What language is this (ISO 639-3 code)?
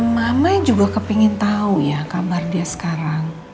ind